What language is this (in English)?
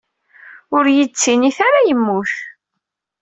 Kabyle